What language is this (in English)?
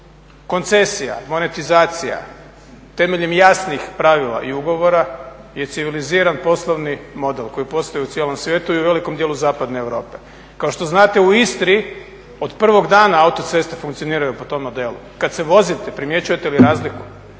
Croatian